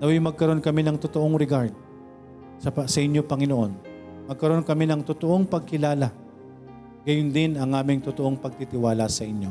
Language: Filipino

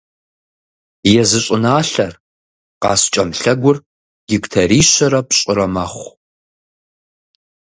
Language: Kabardian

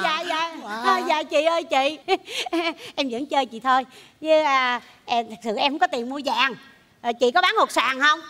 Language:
Vietnamese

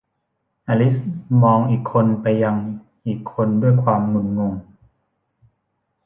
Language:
Thai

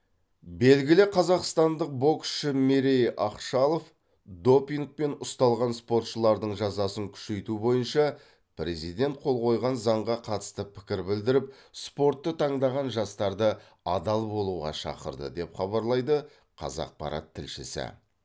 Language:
Kazakh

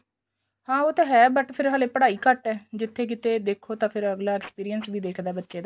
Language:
Punjabi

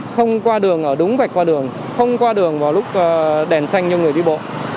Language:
Vietnamese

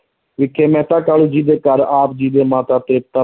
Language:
Punjabi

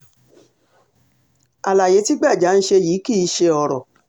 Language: Yoruba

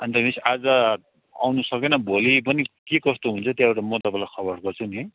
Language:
Nepali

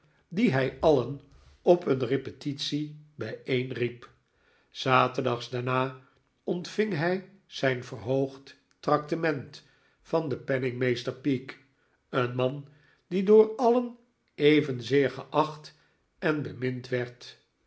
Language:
Dutch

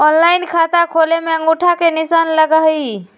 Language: Magahi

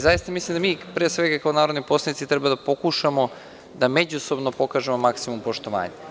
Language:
Serbian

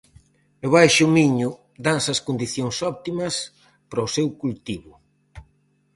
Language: Galician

